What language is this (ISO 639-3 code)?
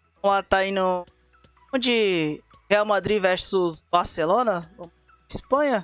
por